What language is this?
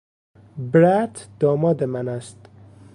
Persian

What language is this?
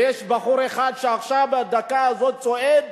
Hebrew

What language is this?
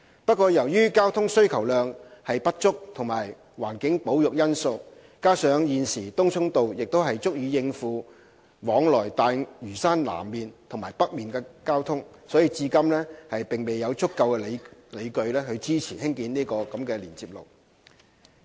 Cantonese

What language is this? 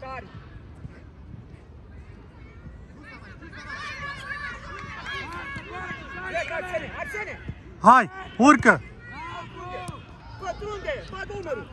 Romanian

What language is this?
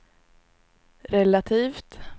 Swedish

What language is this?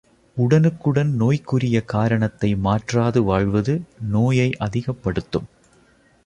Tamil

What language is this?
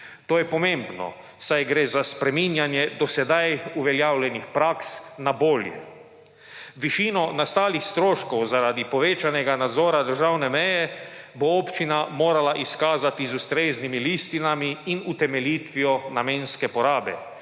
Slovenian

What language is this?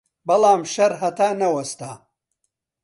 Central Kurdish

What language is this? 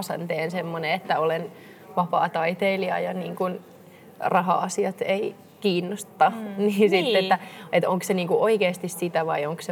Finnish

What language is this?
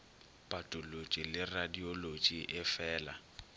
Northern Sotho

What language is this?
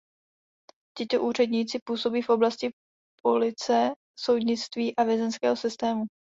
Czech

